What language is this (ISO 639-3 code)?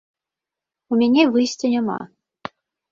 bel